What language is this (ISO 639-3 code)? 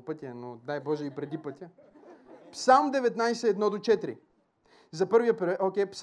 bul